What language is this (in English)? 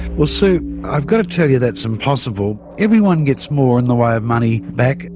English